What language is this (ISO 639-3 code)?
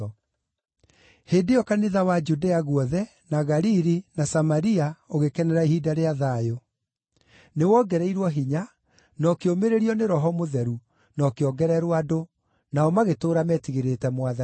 kik